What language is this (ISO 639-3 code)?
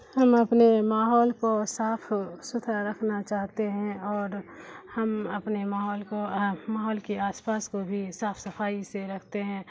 urd